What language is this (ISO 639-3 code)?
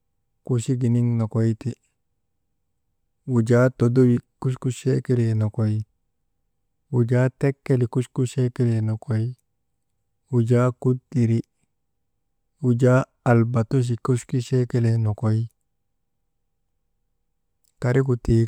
mde